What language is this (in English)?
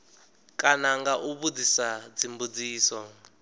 Venda